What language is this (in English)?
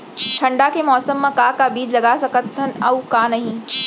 Chhattisgarhi